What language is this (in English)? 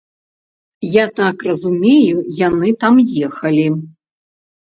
Belarusian